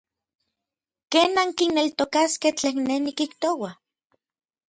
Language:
Orizaba Nahuatl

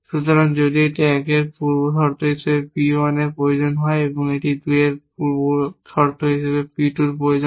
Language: Bangla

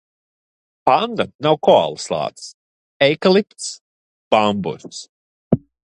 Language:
Latvian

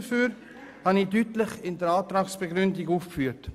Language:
Swiss German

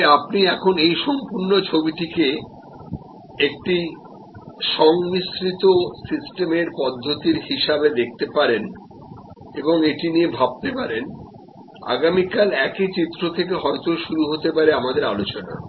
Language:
Bangla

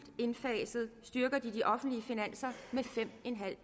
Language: Danish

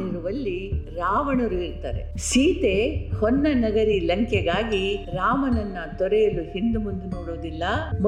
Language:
Kannada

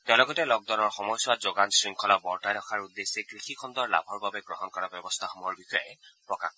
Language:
Assamese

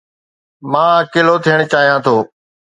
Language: Sindhi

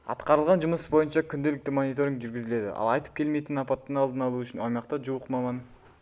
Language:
Kazakh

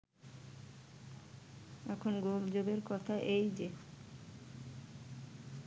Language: Bangla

